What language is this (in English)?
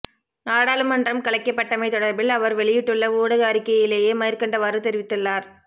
Tamil